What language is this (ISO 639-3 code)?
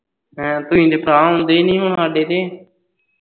pan